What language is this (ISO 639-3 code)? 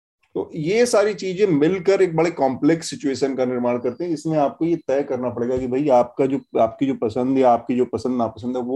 hin